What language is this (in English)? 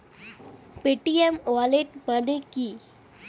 Bangla